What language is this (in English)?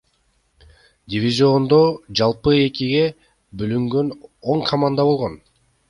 Kyrgyz